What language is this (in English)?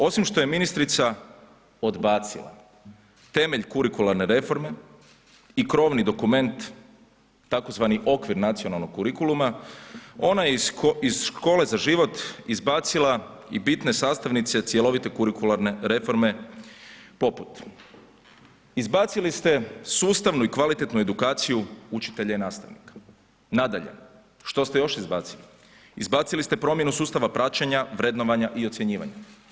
Croatian